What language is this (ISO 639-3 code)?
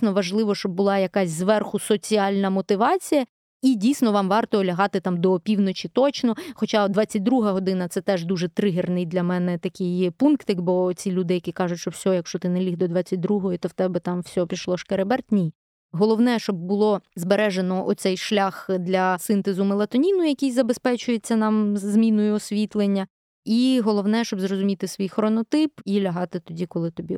ukr